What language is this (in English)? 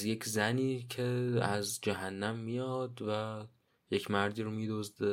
Persian